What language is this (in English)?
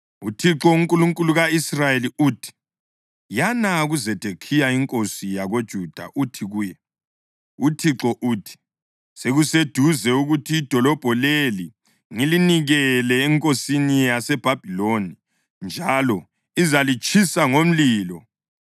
North Ndebele